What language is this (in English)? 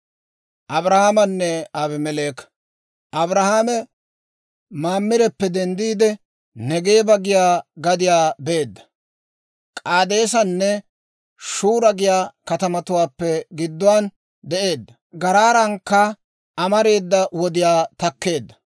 Dawro